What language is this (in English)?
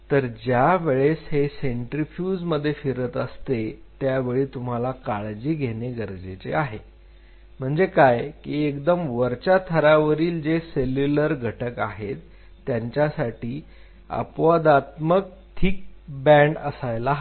Marathi